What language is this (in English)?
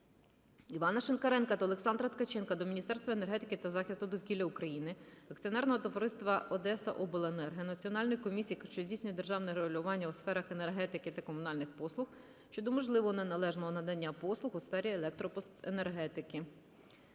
Ukrainian